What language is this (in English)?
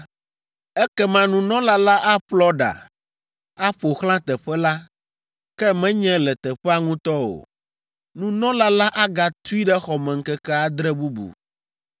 Ewe